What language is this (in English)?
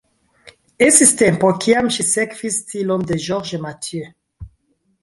Esperanto